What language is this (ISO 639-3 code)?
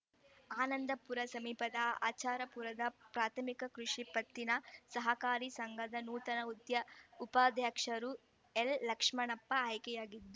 kan